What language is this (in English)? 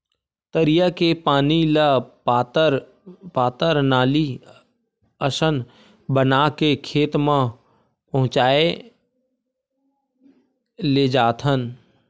Chhattisgarhi